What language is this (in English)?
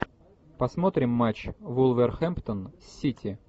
Russian